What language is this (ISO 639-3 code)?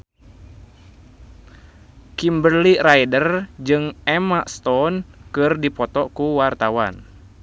sun